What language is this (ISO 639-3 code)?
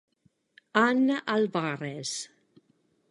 ita